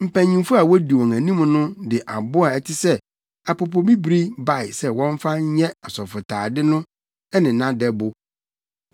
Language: Akan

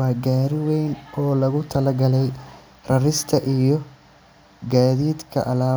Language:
Somali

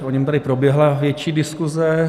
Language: Czech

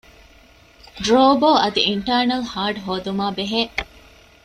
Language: Divehi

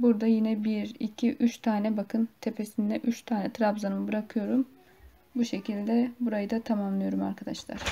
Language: Turkish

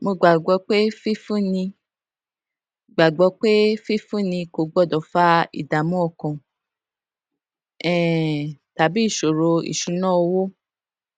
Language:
Yoruba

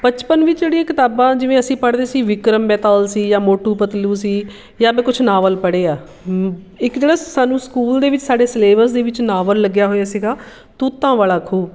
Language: Punjabi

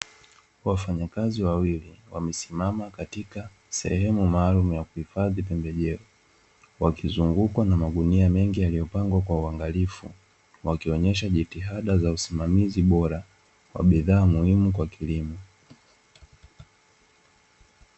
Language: Swahili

